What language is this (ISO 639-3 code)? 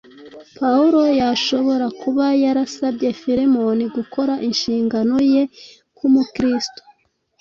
kin